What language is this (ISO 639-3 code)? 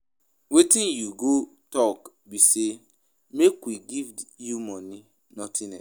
pcm